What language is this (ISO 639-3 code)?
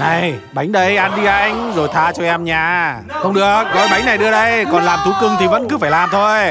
vie